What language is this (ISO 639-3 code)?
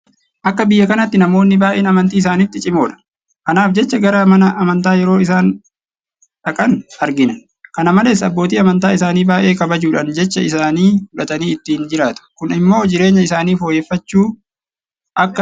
orm